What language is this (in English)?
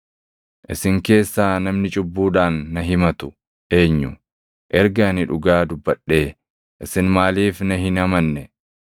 Oromo